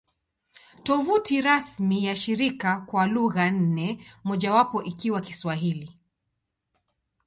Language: Swahili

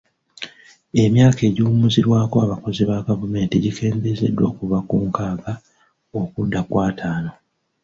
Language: Ganda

